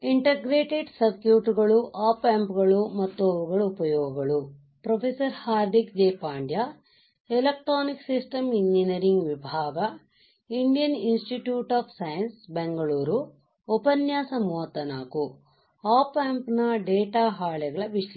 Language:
Kannada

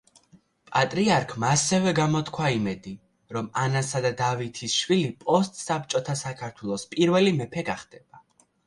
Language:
Georgian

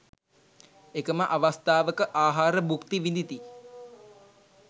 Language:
Sinhala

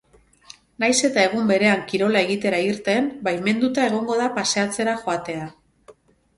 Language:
Basque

